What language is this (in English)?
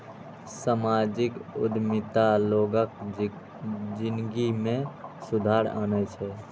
Maithili